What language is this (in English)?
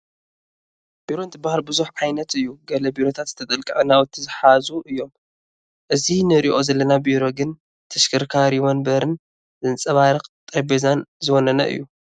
Tigrinya